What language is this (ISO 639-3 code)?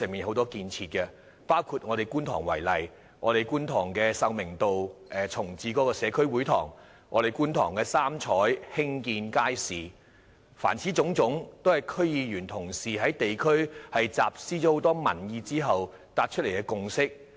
yue